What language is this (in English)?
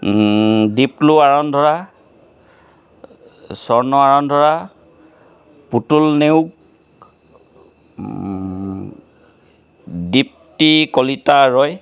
Assamese